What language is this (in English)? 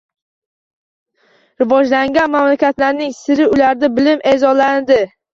Uzbek